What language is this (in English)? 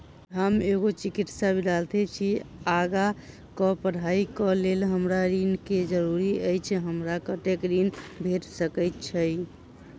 Maithili